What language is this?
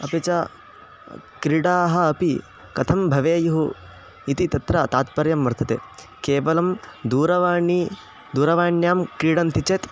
Sanskrit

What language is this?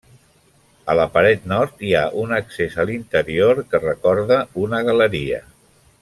Catalan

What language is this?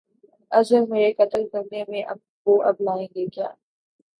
Urdu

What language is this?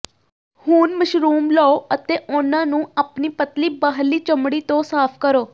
Punjabi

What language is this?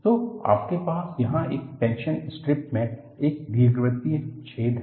Hindi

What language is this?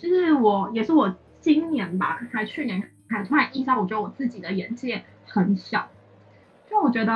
Chinese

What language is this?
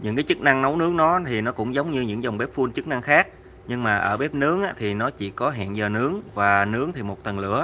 Vietnamese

